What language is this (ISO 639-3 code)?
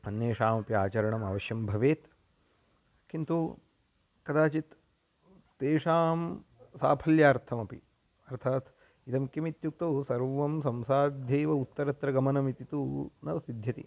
san